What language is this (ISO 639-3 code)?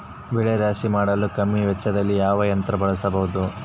kan